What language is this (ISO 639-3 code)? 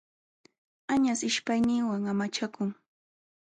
qxw